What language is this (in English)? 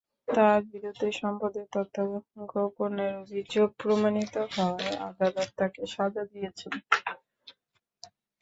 Bangla